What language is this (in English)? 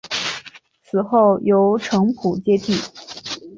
Chinese